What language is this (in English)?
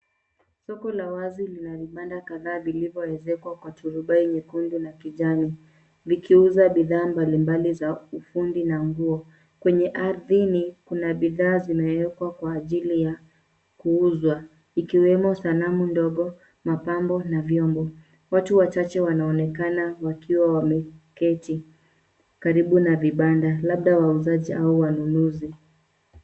Swahili